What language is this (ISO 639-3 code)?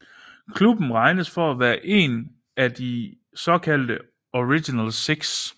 dan